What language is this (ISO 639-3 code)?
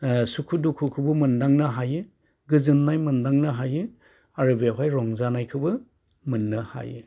brx